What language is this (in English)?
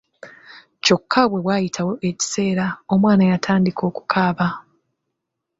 Ganda